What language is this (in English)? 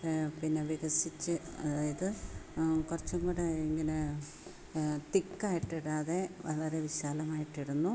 Malayalam